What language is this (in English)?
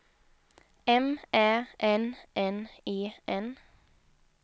Swedish